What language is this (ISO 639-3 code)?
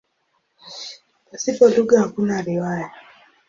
swa